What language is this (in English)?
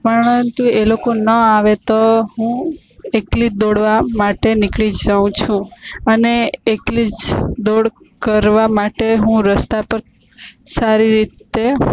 Gujarati